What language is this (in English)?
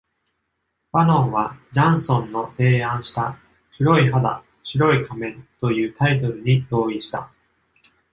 Japanese